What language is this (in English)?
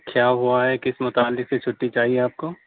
Urdu